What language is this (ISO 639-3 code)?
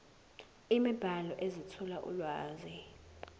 zul